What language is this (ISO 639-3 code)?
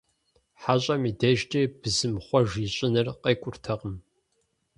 kbd